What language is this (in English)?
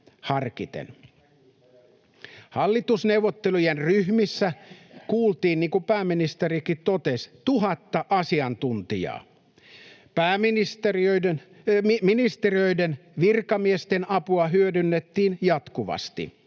Finnish